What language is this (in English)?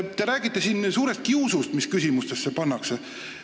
Estonian